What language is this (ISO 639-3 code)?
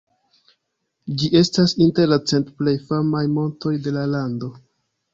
epo